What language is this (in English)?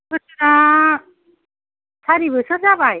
Bodo